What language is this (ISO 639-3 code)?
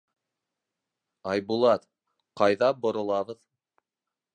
bak